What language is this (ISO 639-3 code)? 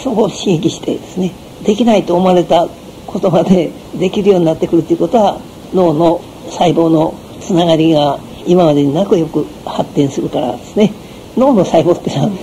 jpn